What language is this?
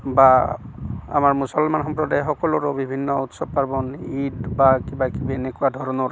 Assamese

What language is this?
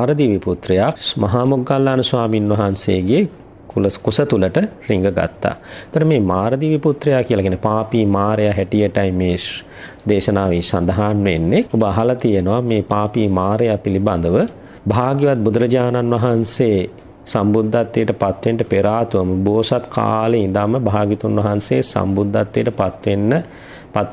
Romanian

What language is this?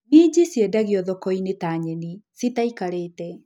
Kikuyu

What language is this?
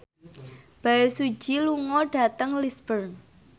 Javanese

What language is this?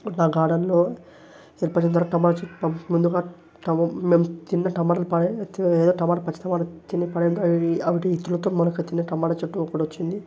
Telugu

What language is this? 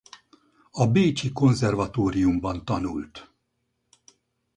Hungarian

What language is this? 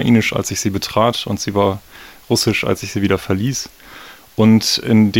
German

